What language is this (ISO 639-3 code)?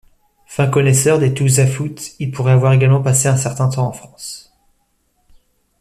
fra